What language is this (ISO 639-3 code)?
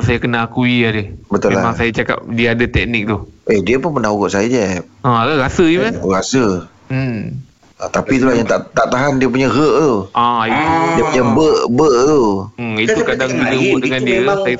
msa